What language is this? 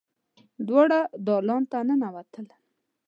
Pashto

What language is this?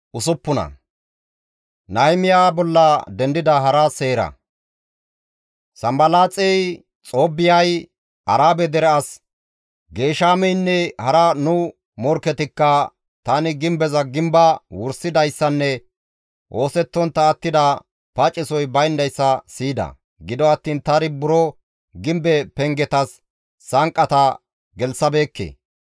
Gamo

